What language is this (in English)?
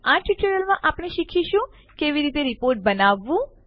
Gujarati